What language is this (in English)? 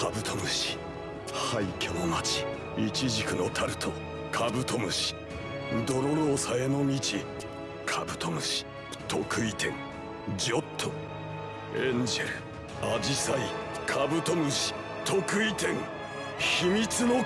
Japanese